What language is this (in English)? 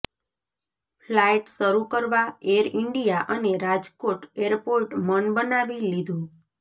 Gujarati